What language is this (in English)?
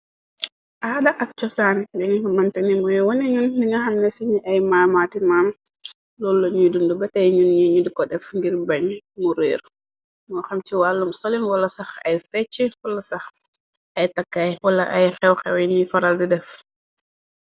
Wolof